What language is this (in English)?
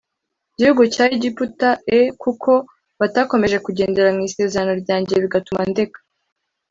Kinyarwanda